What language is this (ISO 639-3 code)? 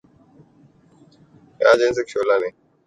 urd